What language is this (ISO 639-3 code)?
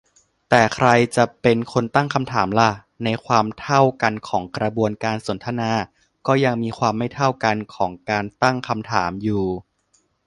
tha